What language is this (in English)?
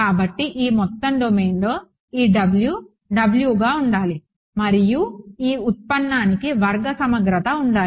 Telugu